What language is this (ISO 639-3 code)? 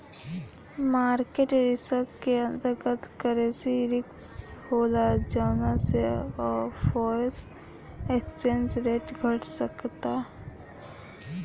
bho